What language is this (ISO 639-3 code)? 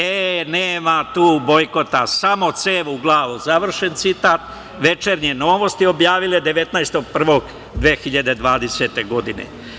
srp